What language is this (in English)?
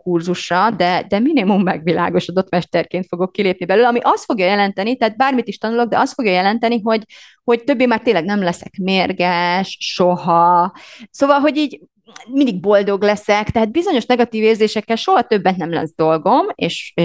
Hungarian